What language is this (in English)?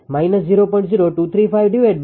Gujarati